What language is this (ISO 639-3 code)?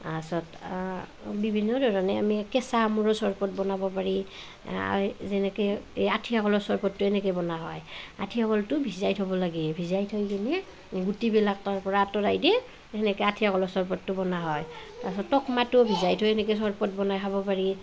asm